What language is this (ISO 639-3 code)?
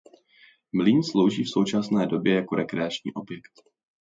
ces